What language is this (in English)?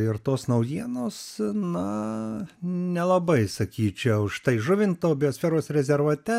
Lithuanian